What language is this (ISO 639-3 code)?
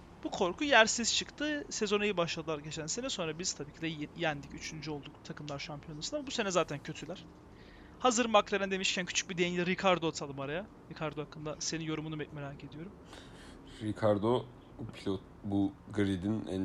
tur